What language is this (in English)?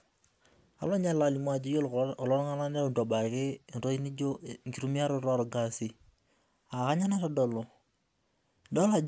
Masai